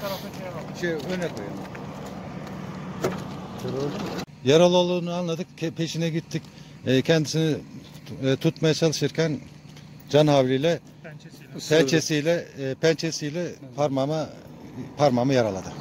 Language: Turkish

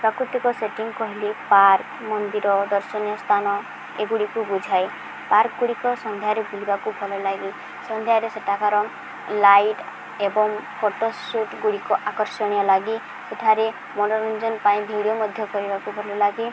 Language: Odia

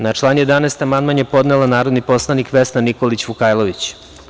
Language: Serbian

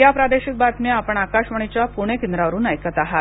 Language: Marathi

